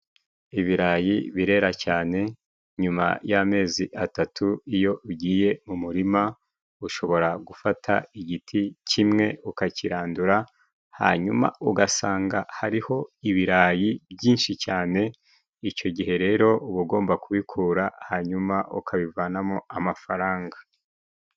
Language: Kinyarwanda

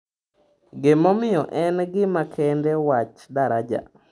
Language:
Luo (Kenya and Tanzania)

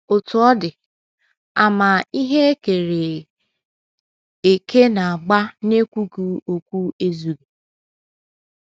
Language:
Igbo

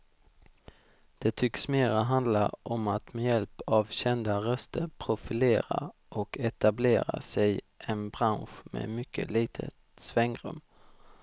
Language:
Swedish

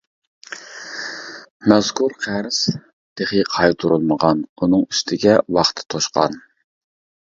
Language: Uyghur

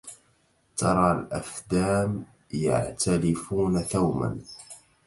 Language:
Arabic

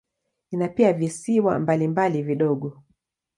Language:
Swahili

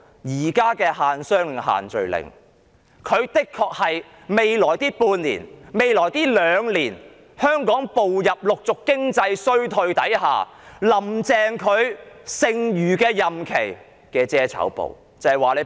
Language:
Cantonese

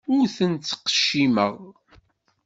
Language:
Kabyle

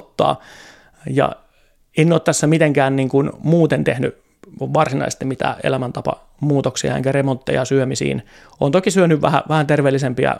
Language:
Finnish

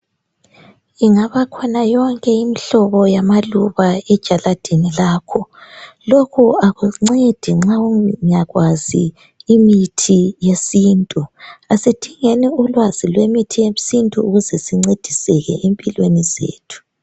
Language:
North Ndebele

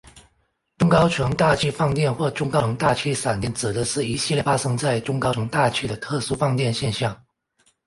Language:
Chinese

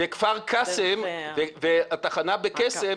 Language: Hebrew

